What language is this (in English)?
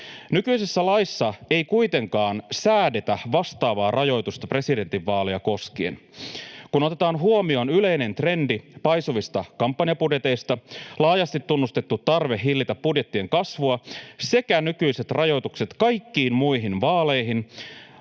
Finnish